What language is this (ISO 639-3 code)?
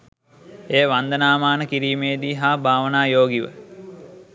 sin